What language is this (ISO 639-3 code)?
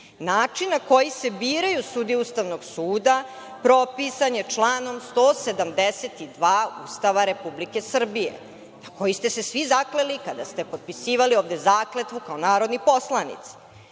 srp